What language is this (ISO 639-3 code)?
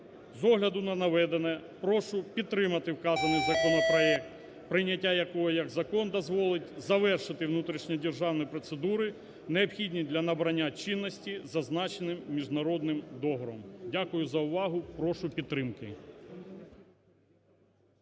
ukr